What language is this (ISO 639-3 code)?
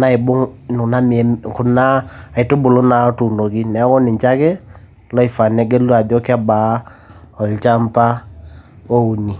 mas